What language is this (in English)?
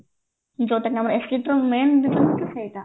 Odia